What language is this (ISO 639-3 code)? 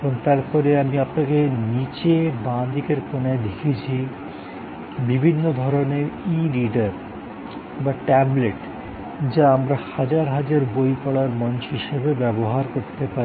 ben